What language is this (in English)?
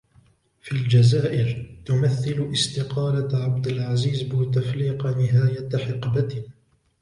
Arabic